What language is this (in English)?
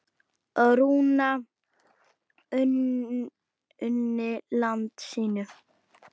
Icelandic